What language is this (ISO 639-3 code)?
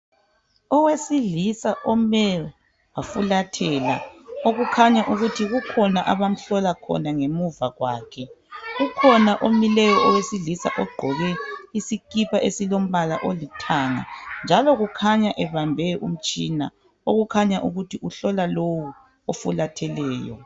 nde